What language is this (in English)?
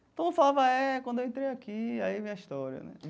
Portuguese